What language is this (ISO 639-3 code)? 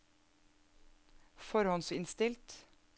nor